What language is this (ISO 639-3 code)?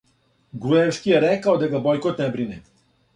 srp